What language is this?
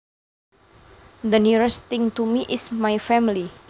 Javanese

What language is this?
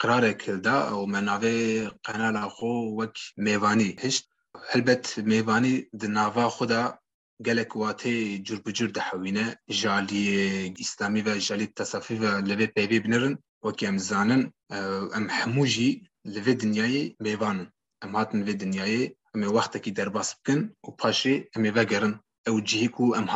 Turkish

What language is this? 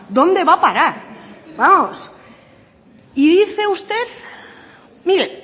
Spanish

